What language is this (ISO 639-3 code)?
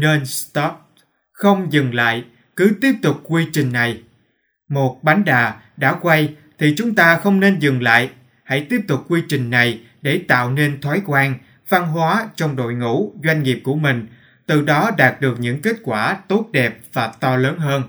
vie